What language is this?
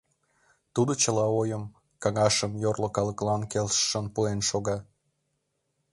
Mari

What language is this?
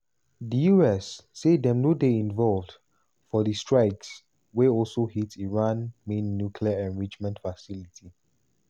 Nigerian Pidgin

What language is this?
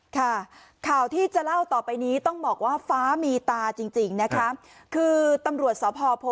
Thai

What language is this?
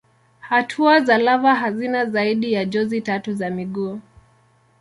Swahili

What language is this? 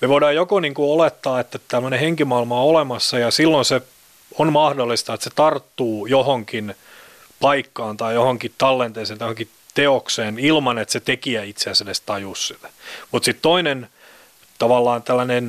Finnish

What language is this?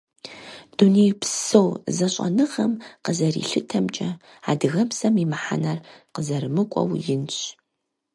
Kabardian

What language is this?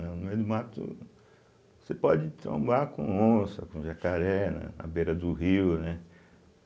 Portuguese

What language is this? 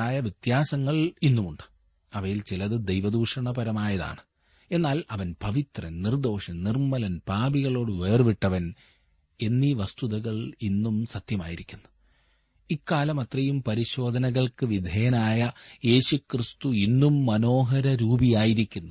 Malayalam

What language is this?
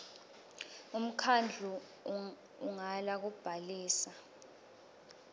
Swati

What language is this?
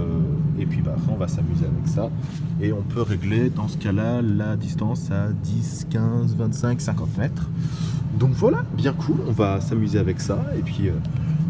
French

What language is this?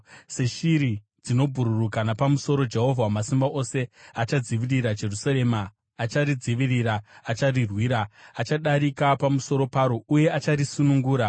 Shona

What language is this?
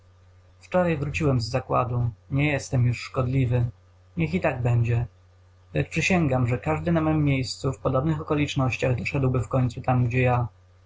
Polish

